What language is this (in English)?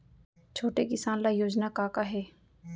Chhattisgarhi